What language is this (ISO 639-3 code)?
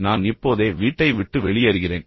tam